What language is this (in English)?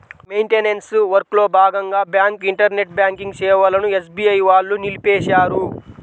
Telugu